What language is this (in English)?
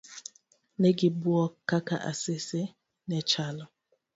Luo (Kenya and Tanzania)